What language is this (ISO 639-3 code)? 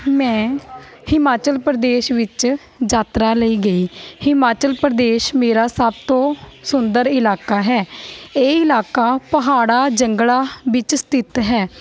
pan